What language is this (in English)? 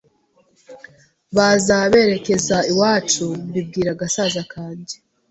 Kinyarwanda